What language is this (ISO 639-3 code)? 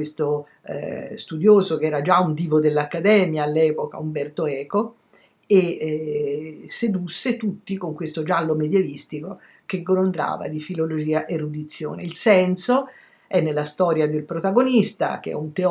ita